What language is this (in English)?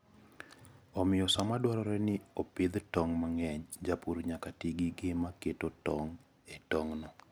Luo (Kenya and Tanzania)